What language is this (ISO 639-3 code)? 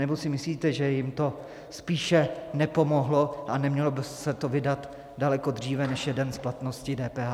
ces